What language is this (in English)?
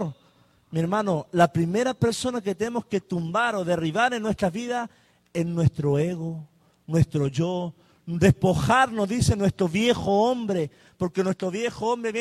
Spanish